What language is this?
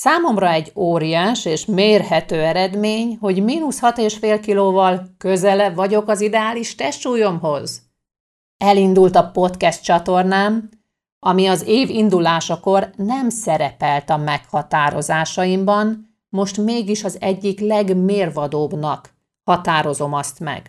Hungarian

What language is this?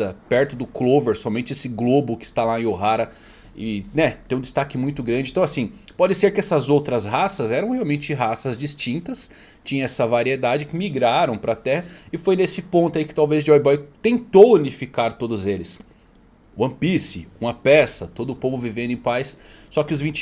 Portuguese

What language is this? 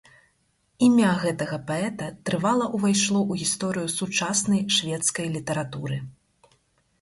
Belarusian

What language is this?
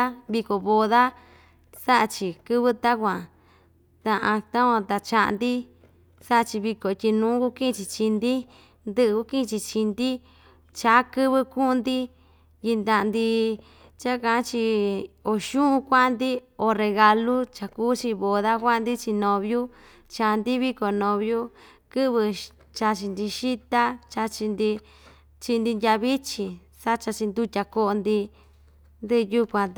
Ixtayutla Mixtec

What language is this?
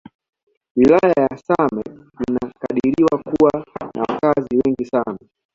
Swahili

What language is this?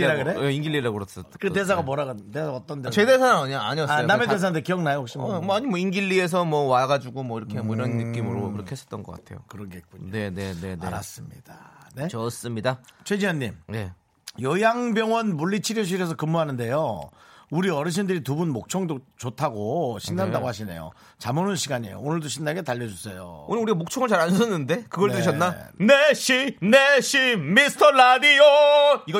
Korean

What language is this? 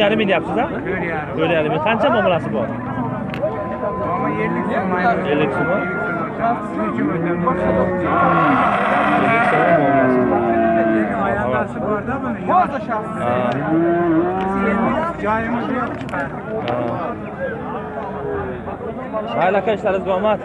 Turkish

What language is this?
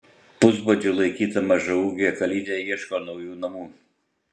Lithuanian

